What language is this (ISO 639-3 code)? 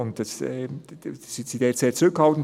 gsw